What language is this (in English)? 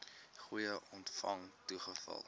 Afrikaans